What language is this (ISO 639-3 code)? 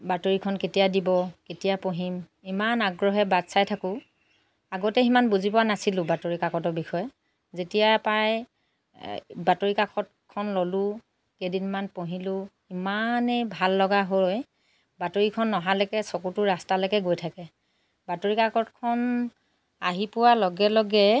asm